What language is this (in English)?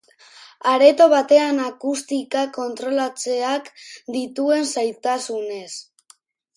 Basque